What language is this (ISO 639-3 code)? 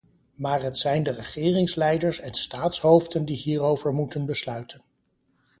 nld